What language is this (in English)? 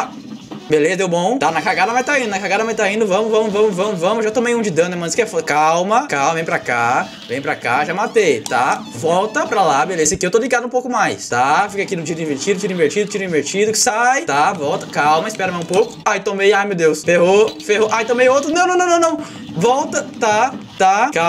Portuguese